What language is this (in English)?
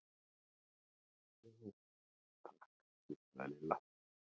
Icelandic